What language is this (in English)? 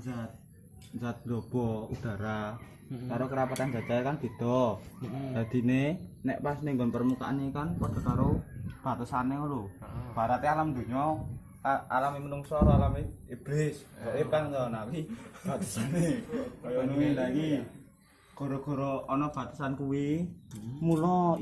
Indonesian